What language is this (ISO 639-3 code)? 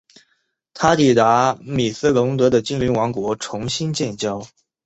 zho